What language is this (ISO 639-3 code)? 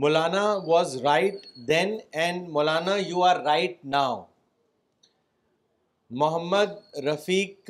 urd